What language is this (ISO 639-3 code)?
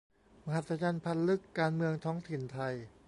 tha